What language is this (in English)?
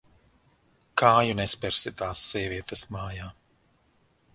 Latvian